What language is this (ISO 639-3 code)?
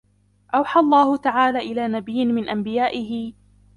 ara